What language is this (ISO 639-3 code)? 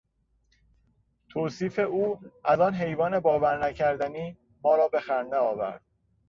fas